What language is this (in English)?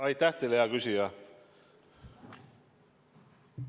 Estonian